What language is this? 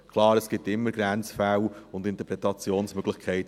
Swiss German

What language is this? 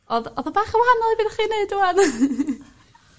Welsh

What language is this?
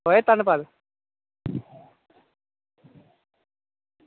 Dogri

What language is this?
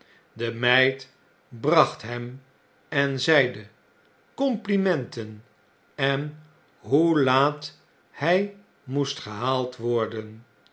Dutch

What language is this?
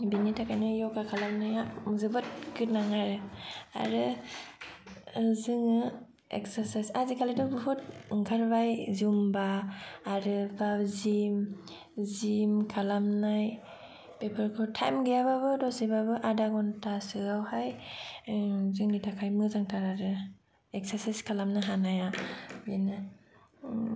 Bodo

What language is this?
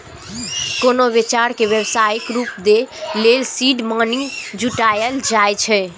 Maithili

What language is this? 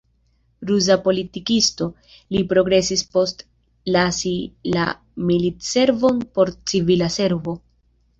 Esperanto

